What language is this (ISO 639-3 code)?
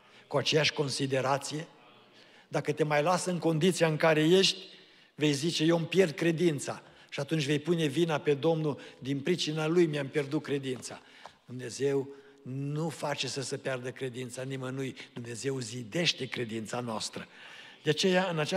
ron